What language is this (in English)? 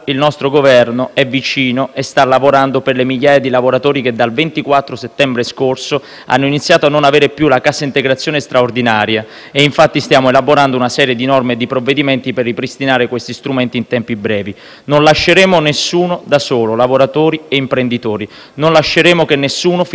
Italian